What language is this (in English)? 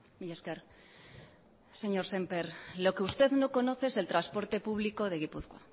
Spanish